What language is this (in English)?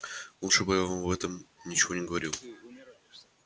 Russian